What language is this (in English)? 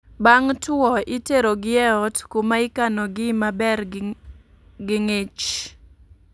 Luo (Kenya and Tanzania)